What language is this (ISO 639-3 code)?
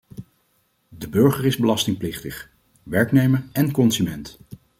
nld